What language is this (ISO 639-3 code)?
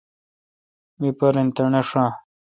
xka